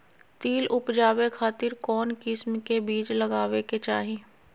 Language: Magahi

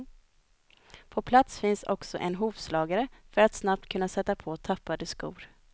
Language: Swedish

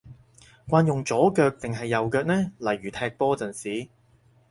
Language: Cantonese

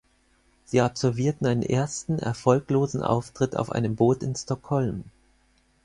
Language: German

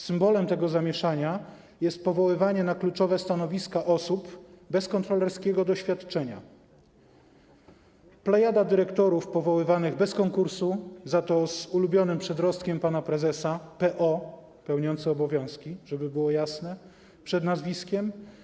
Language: Polish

